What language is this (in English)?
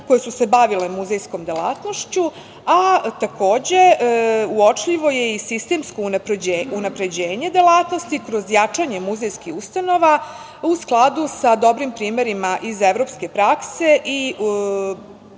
Serbian